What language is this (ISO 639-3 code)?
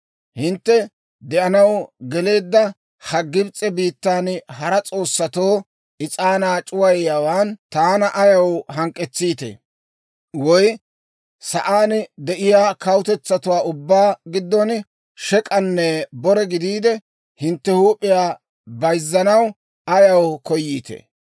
dwr